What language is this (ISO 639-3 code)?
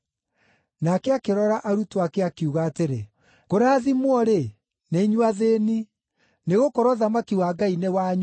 kik